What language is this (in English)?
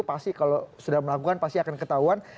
Indonesian